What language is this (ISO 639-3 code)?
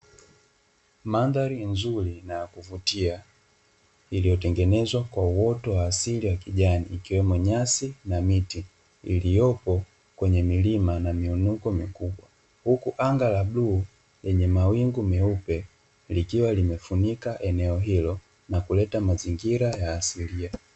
swa